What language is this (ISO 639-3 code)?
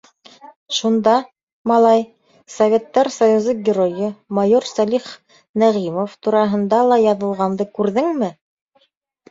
bak